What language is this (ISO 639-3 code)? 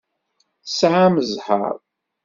kab